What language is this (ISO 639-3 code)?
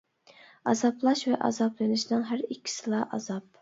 uig